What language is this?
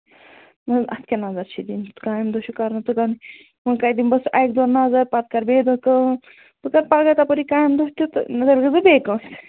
Kashmiri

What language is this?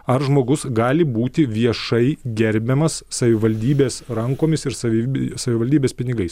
Lithuanian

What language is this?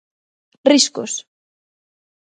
Galician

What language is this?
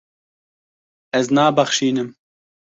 Kurdish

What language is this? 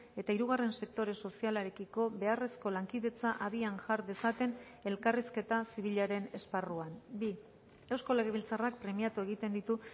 Basque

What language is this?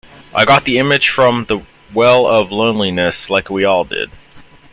English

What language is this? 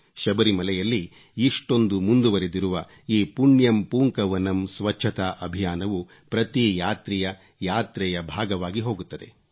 Kannada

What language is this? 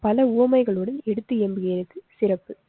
Tamil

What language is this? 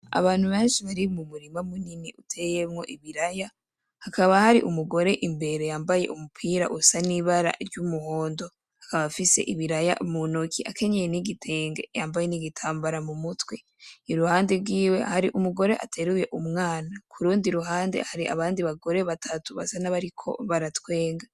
Rundi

